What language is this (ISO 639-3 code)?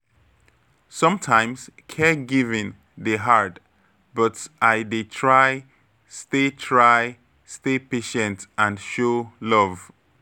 pcm